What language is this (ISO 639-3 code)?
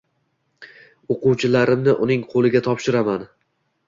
uzb